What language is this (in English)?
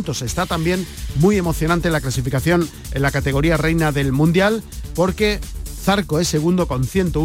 Spanish